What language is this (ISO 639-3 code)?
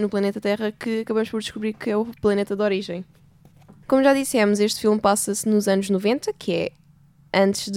por